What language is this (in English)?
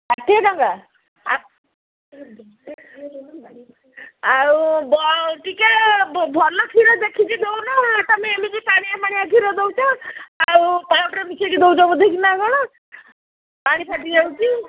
Odia